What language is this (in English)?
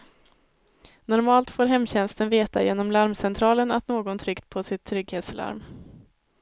Swedish